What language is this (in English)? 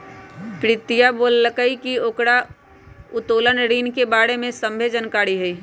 Magahi